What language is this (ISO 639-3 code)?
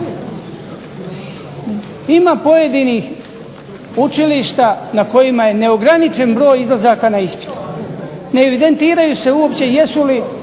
hrv